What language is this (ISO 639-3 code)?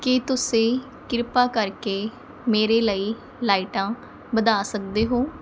pan